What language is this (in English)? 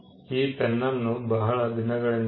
Kannada